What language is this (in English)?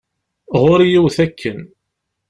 Kabyle